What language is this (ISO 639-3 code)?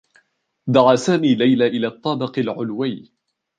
ara